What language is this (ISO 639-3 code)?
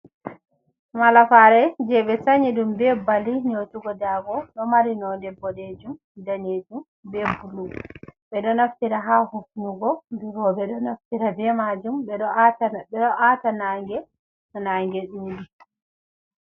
ful